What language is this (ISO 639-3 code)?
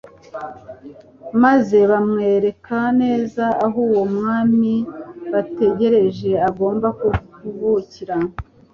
kin